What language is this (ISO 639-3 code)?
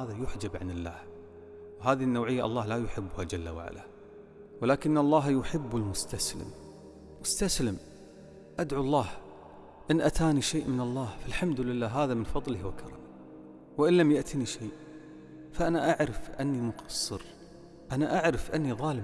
ara